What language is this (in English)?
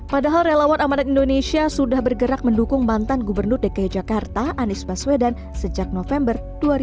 Indonesian